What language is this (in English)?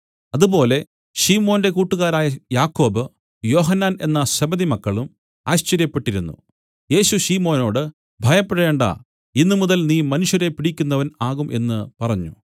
Malayalam